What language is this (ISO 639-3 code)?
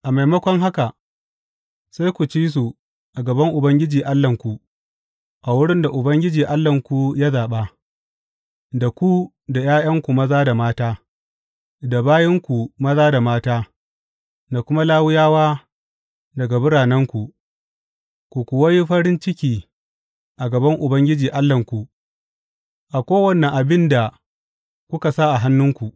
hau